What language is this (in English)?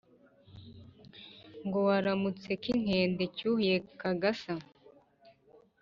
Kinyarwanda